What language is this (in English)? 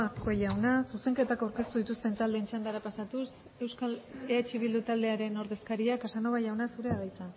Basque